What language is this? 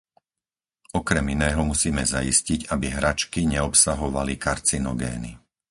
Slovak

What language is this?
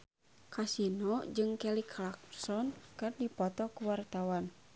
Sundanese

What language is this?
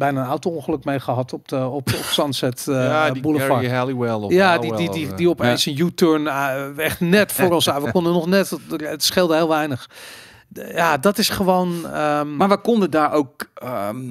Dutch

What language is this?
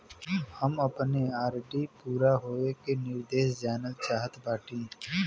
Bhojpuri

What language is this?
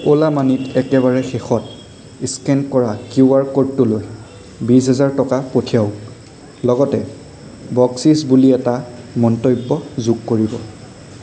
Assamese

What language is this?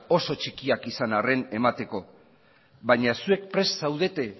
Basque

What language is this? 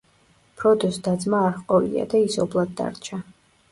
Georgian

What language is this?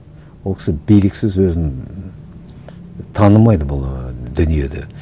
Kazakh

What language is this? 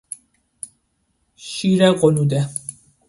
Persian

